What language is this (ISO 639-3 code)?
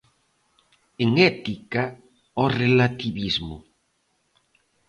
glg